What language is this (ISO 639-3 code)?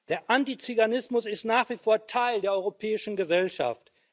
deu